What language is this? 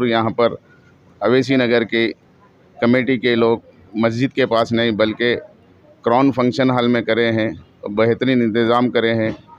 Hindi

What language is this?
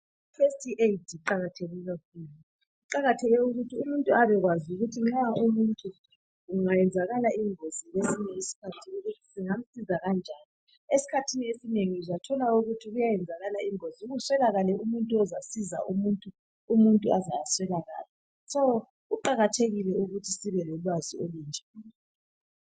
North Ndebele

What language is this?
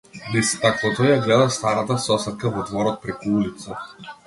Macedonian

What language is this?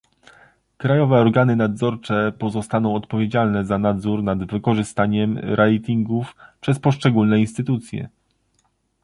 Polish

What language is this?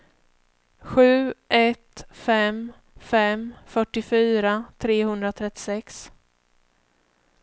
Swedish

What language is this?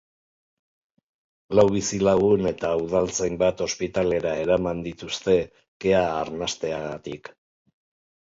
Basque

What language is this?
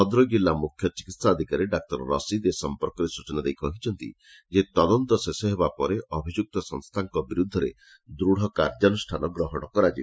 Odia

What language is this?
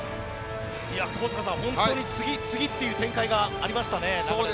Japanese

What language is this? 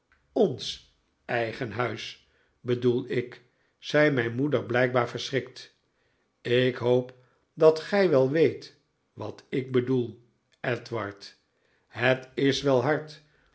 Dutch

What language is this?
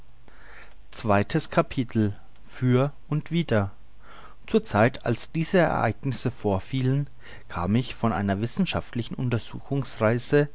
German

